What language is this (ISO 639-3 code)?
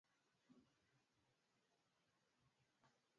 swa